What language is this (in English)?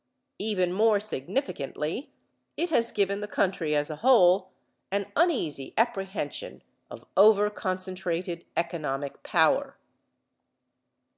English